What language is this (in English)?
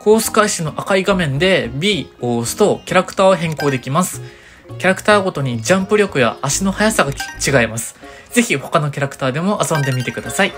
Japanese